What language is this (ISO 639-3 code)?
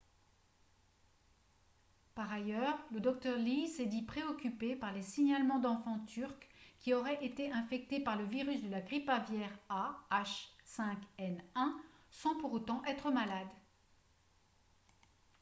fra